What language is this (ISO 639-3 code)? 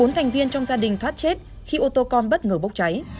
vie